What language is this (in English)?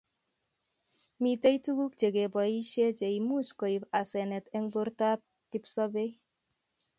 Kalenjin